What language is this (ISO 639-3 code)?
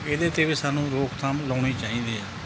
pan